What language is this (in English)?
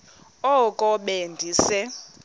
Xhosa